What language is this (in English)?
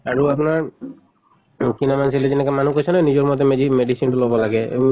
Assamese